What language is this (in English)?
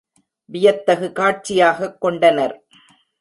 Tamil